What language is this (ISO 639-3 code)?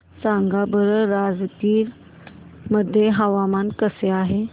mar